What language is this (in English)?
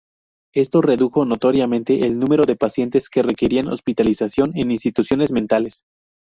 Spanish